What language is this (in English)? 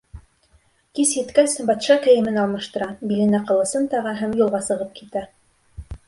Bashkir